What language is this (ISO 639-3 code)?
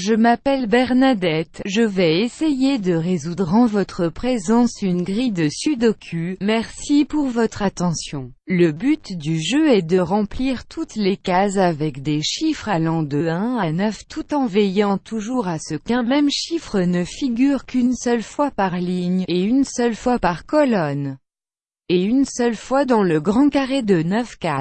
fra